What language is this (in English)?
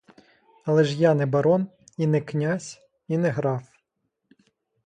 Ukrainian